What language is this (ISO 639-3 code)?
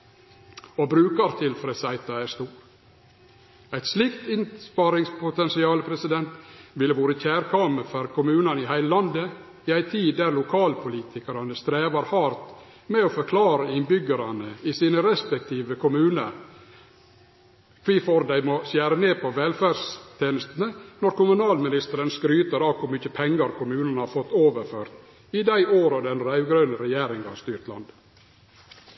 nno